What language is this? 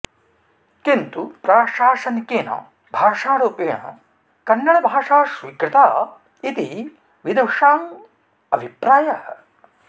Sanskrit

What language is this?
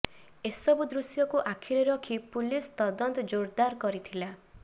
Odia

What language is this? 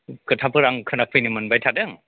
Bodo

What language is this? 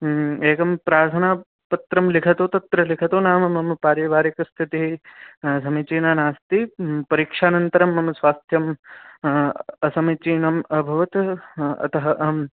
Sanskrit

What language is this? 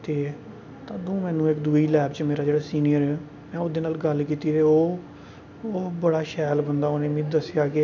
Dogri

